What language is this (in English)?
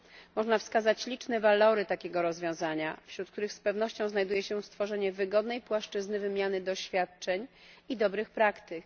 Polish